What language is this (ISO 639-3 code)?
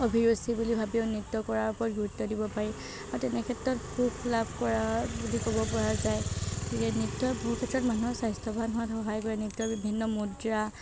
asm